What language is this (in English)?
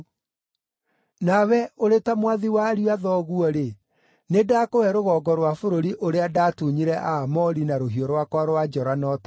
Kikuyu